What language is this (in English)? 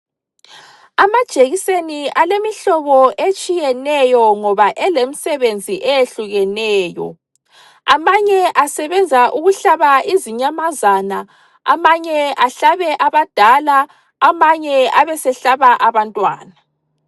North Ndebele